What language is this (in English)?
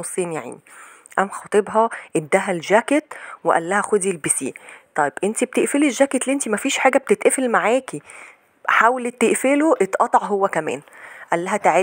Arabic